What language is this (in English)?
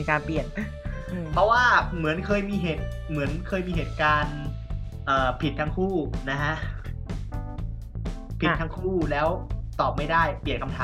Thai